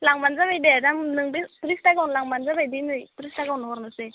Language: Bodo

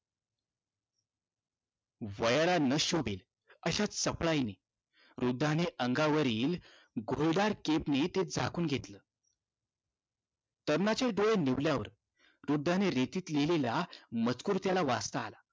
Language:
Marathi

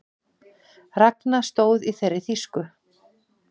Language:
Icelandic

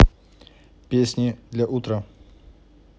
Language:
Russian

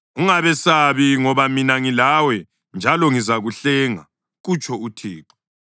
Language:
North Ndebele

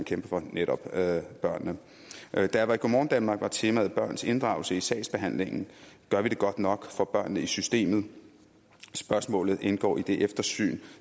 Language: Danish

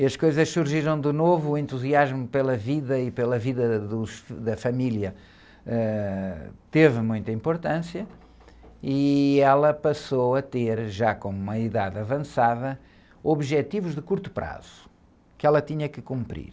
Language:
Portuguese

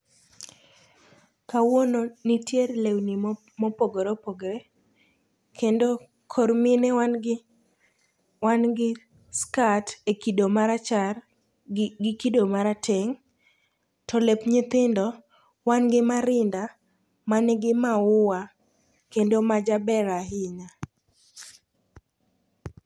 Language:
Luo (Kenya and Tanzania)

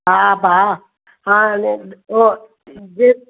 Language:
Sindhi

